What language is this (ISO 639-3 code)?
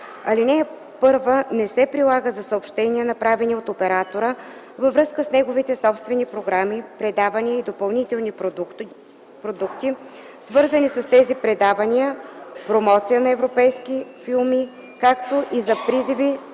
bul